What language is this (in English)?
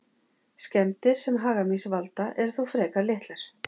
Icelandic